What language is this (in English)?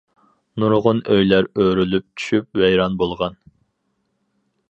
Uyghur